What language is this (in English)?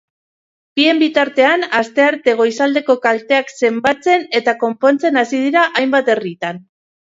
Basque